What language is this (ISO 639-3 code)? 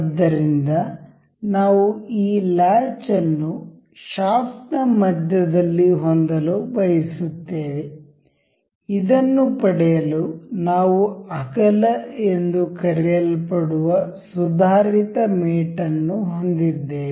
kan